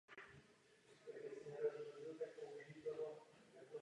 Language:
Czech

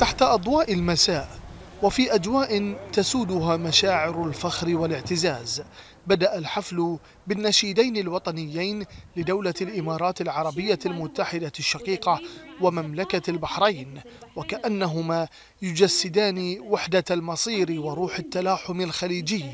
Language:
Arabic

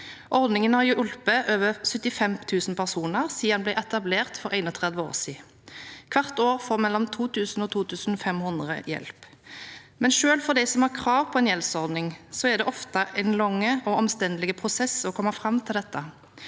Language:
Norwegian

